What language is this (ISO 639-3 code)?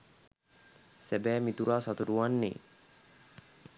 sin